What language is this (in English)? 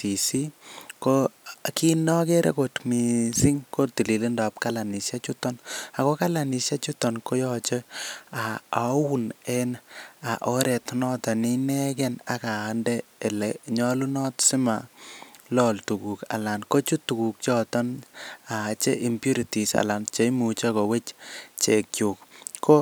Kalenjin